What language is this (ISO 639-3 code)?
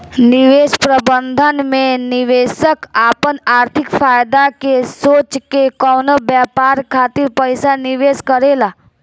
bho